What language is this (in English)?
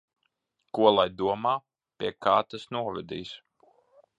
Latvian